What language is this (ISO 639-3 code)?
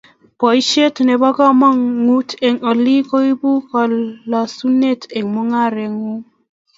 kln